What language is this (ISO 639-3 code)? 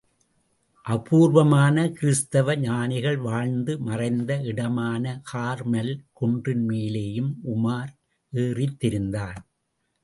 tam